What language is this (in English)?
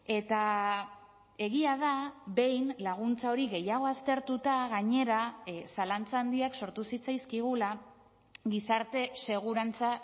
Basque